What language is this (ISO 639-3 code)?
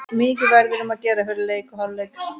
isl